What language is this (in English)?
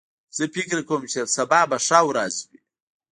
Pashto